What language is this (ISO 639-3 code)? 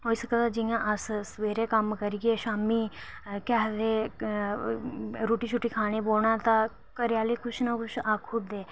doi